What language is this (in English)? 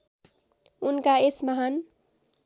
Nepali